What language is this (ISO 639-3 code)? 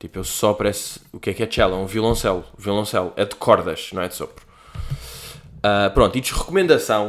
por